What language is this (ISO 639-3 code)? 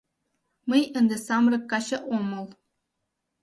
chm